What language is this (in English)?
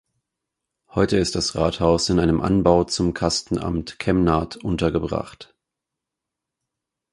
German